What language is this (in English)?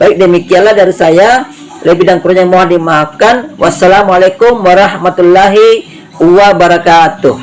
Indonesian